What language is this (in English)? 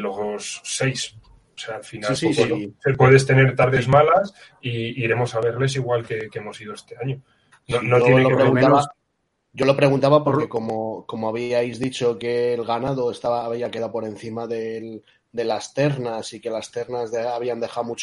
Spanish